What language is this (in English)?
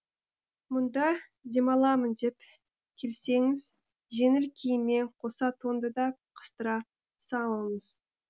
Kazakh